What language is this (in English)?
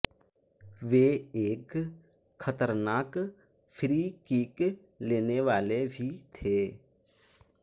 Hindi